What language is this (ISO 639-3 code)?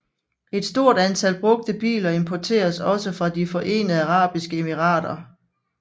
dan